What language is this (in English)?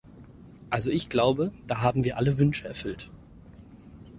German